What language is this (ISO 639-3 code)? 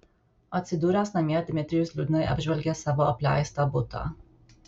lit